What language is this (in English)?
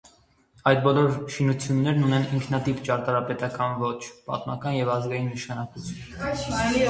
Armenian